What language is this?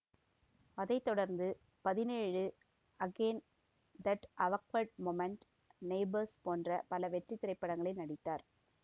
Tamil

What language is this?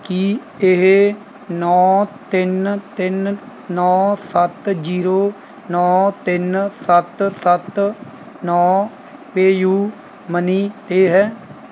Punjabi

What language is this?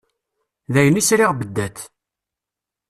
Kabyle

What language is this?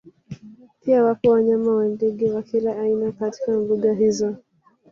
Swahili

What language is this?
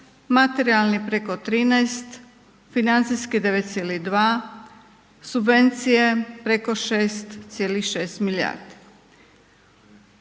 Croatian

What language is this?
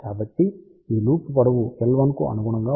Telugu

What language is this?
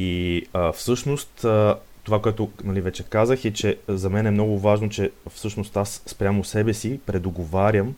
Bulgarian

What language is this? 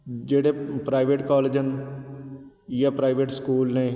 Punjabi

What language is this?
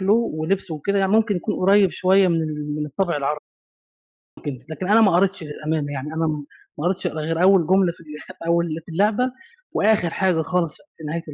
Arabic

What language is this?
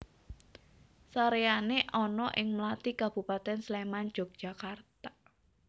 Javanese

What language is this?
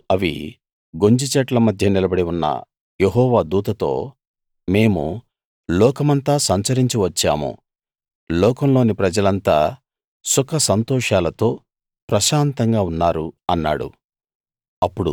Telugu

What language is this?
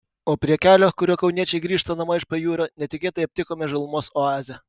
Lithuanian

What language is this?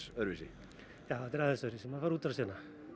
Icelandic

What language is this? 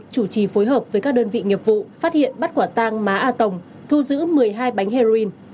Vietnamese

